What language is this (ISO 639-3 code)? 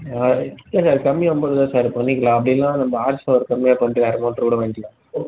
tam